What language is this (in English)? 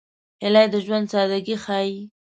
Pashto